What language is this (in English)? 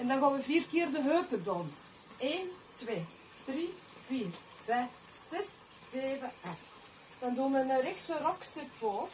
Dutch